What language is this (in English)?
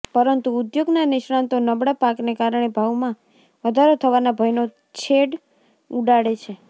Gujarati